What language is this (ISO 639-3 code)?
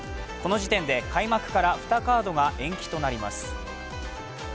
jpn